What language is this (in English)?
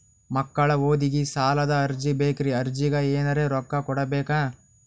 Kannada